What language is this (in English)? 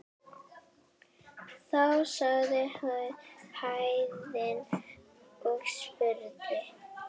Icelandic